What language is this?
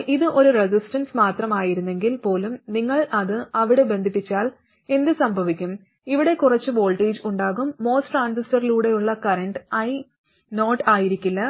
Malayalam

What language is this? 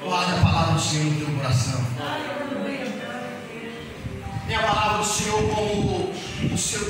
Portuguese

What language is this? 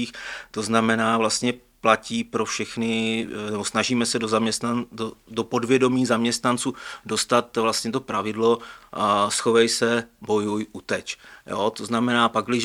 Czech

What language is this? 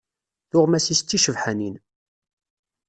Kabyle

